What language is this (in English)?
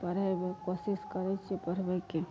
Maithili